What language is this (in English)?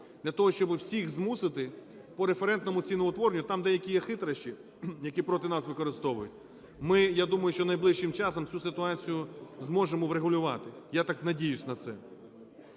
Ukrainian